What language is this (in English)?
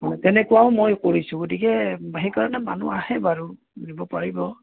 Assamese